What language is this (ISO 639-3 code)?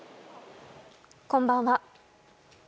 jpn